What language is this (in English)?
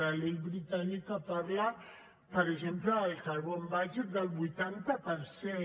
Catalan